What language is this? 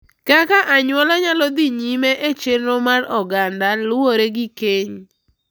Luo (Kenya and Tanzania)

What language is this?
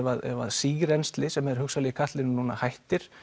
Icelandic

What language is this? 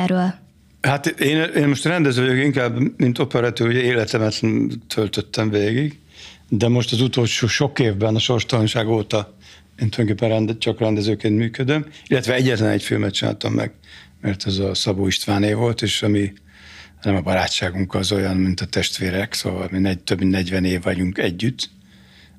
Hungarian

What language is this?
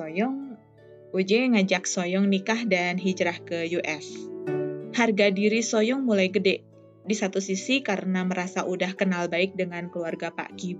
Indonesian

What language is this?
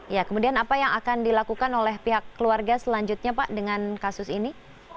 Indonesian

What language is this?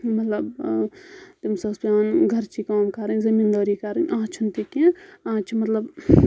Kashmiri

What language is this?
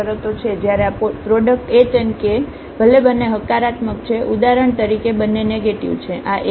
Gujarati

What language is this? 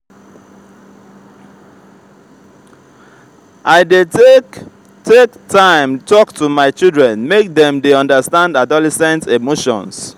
Nigerian Pidgin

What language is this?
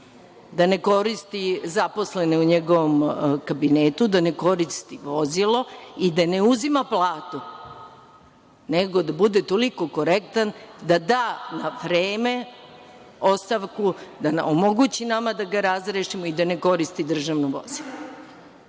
Serbian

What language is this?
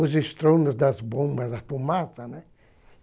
Portuguese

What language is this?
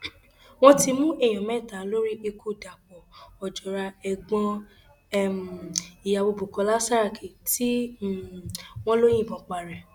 Yoruba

